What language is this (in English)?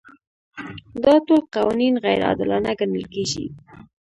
Pashto